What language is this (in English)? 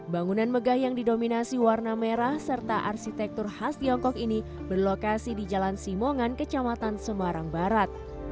Indonesian